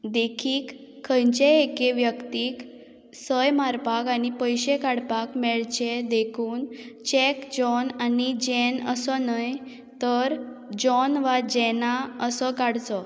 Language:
Konkani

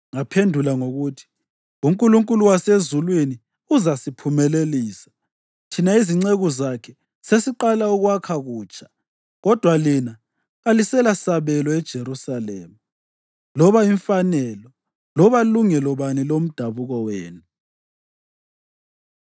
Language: North Ndebele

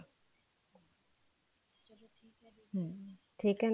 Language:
Punjabi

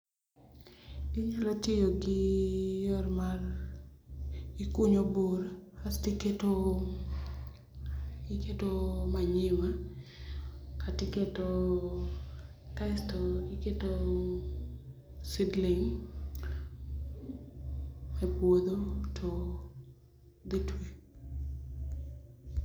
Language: Luo (Kenya and Tanzania)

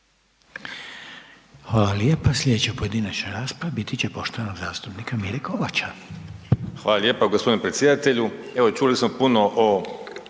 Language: Croatian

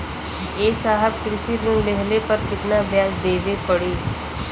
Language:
Bhojpuri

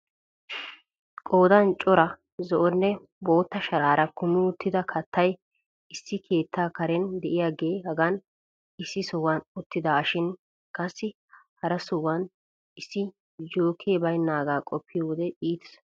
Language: Wolaytta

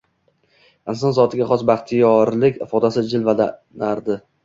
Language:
Uzbek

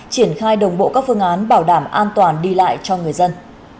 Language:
Vietnamese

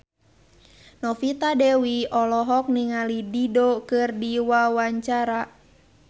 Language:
Sundanese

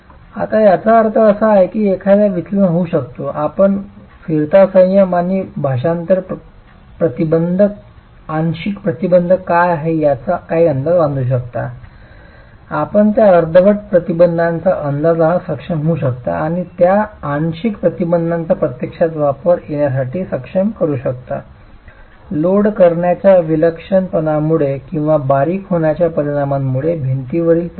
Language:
Marathi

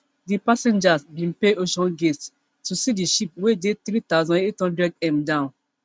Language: Nigerian Pidgin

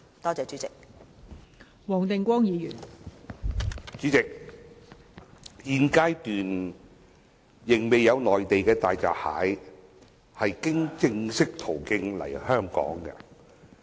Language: Cantonese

